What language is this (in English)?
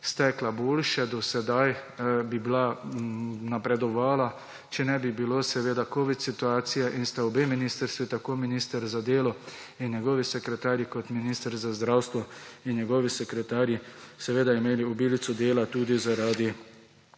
Slovenian